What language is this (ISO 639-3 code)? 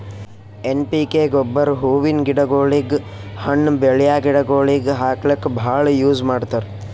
kan